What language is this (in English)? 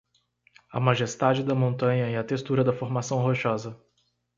Portuguese